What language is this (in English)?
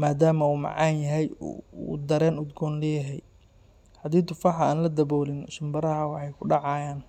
Somali